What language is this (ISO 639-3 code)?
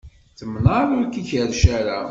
kab